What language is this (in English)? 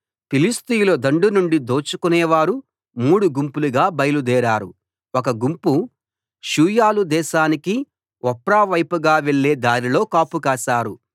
Telugu